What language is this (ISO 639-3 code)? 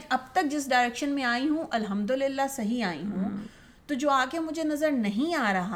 urd